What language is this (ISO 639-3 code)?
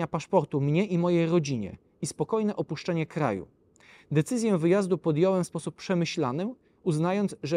pol